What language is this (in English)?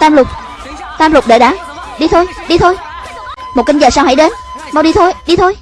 Vietnamese